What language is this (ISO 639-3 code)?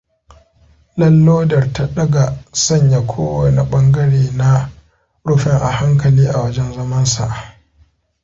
hau